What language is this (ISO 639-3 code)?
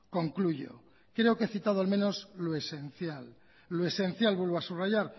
spa